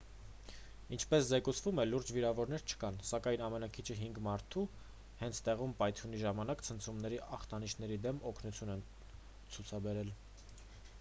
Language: Armenian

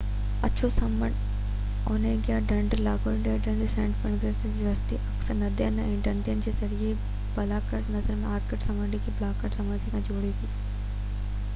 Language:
Sindhi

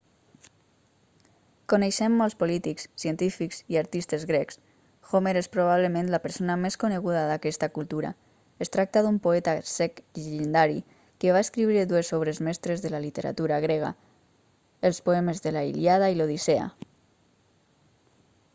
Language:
Catalan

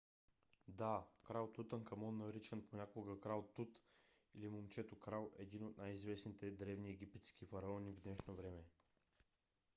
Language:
Bulgarian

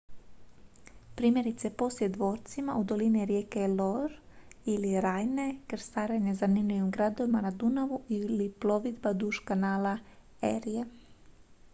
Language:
Croatian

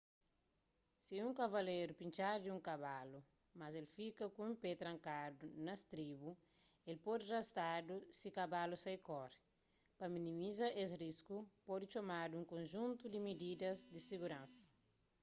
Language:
Kabuverdianu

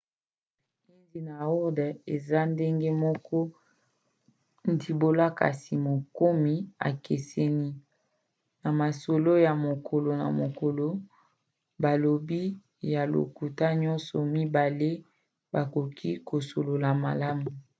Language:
Lingala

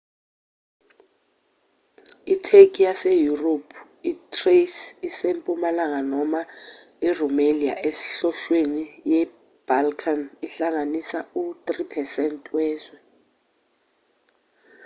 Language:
Zulu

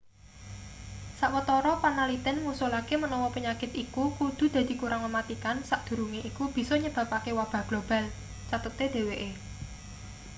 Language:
Javanese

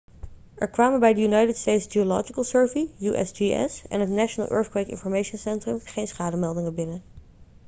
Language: Dutch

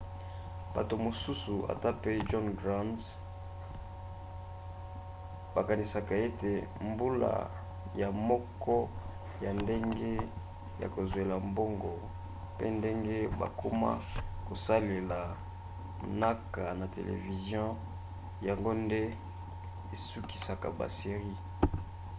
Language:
Lingala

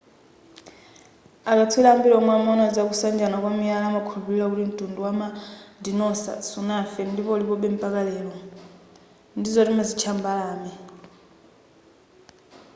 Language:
Nyanja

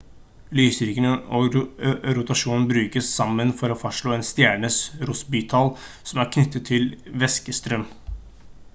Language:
Norwegian Bokmål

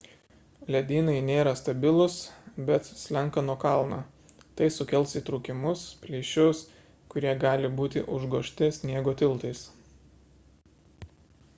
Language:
Lithuanian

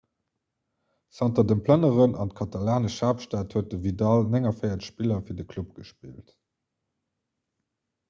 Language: Luxembourgish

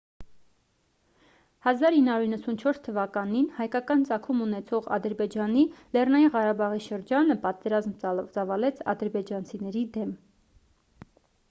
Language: Armenian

